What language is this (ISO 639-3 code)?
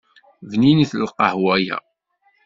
kab